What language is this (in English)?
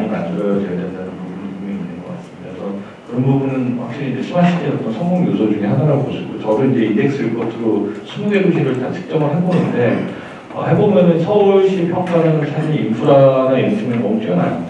Korean